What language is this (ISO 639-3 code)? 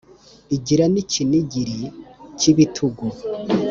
kin